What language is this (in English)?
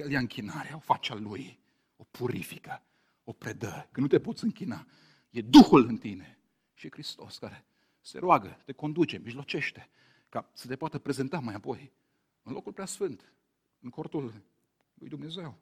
Romanian